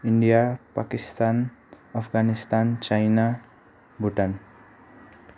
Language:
Nepali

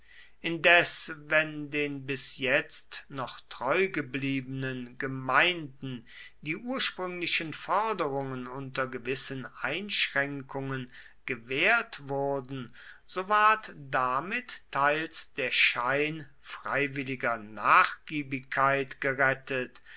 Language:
German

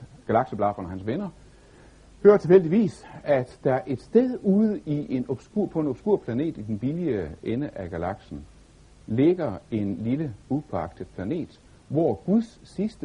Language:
Danish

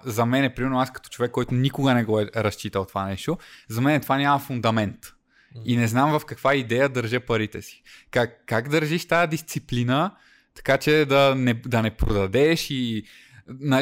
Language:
Bulgarian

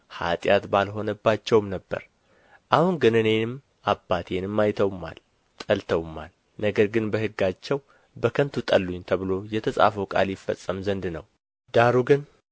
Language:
Amharic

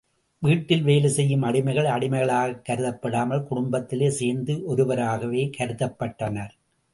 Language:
Tamil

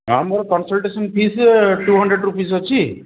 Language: Odia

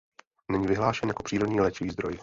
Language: Czech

